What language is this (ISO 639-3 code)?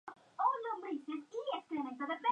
spa